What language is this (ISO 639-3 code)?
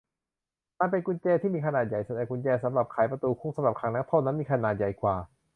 tha